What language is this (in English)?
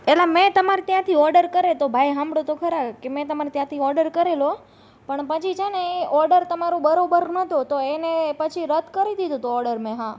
Gujarati